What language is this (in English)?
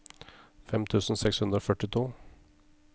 Norwegian